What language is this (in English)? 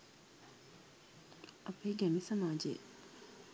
Sinhala